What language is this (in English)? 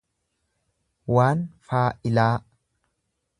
Oromo